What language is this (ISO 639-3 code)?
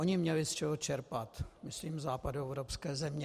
ces